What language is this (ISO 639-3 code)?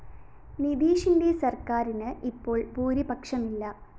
mal